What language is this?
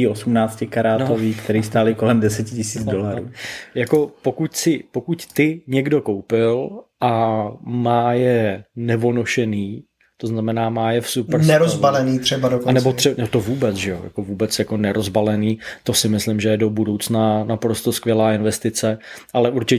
Czech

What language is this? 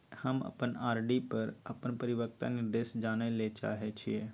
Maithili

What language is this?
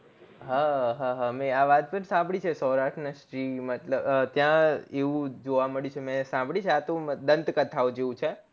Gujarati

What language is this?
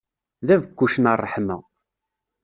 Kabyle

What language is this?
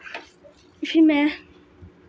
Dogri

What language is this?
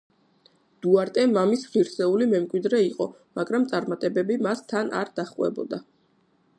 Georgian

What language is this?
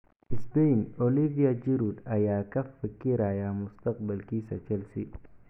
Somali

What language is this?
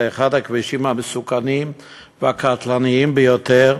Hebrew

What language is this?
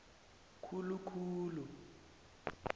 South Ndebele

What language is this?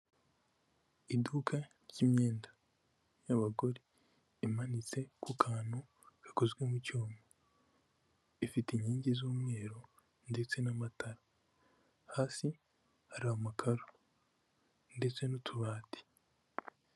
Kinyarwanda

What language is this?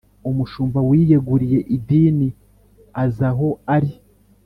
Kinyarwanda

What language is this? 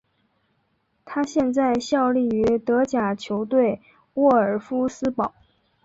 Chinese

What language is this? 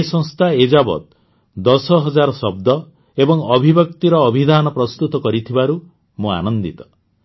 Odia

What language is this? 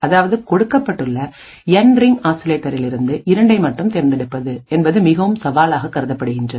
Tamil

